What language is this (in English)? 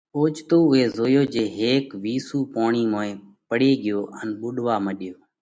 Parkari Koli